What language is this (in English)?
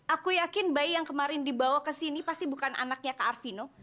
Indonesian